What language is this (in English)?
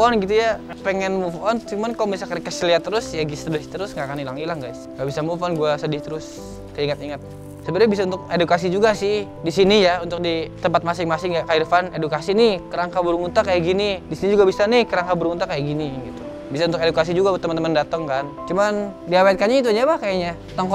Indonesian